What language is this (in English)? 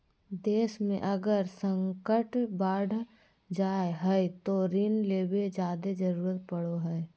Magahi